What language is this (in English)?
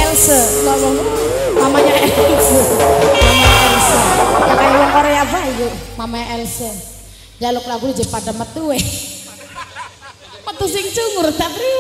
Indonesian